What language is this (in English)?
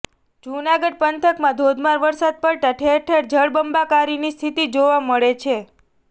Gujarati